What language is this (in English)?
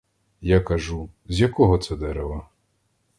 Ukrainian